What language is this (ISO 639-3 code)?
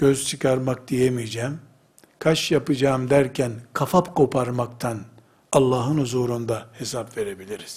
tur